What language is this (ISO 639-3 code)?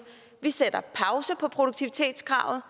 dan